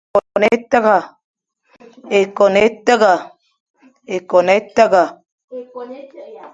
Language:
Fang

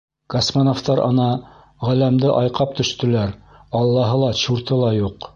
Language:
Bashkir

